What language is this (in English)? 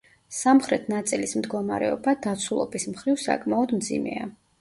Georgian